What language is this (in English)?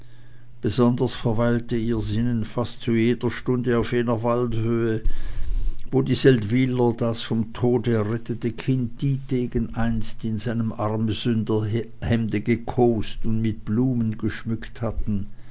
German